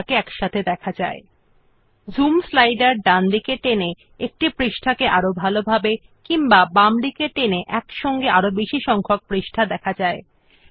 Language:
Bangla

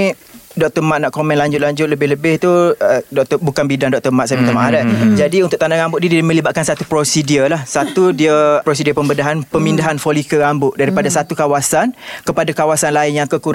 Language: Malay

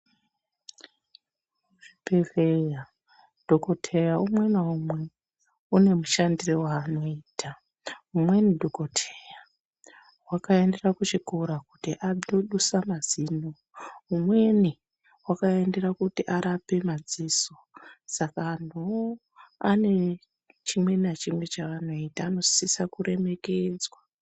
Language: Ndau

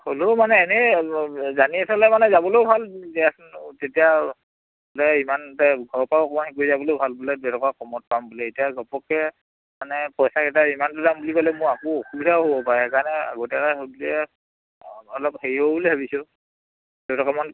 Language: Assamese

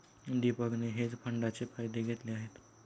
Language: Marathi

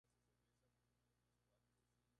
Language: Spanish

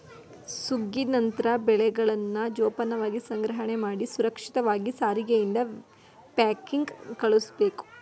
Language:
Kannada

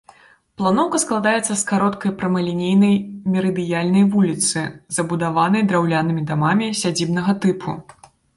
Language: Belarusian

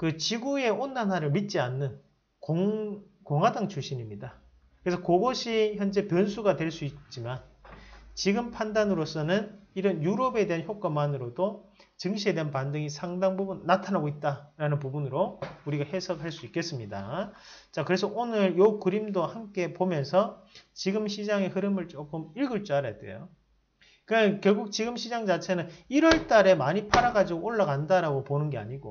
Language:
Korean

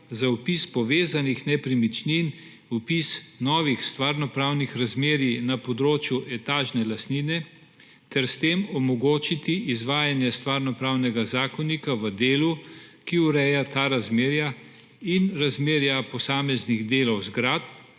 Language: Slovenian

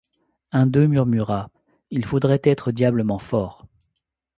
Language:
French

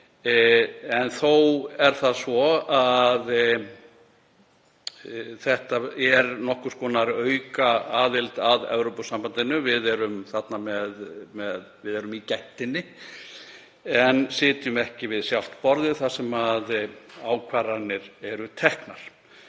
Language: Icelandic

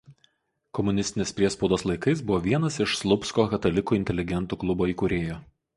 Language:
Lithuanian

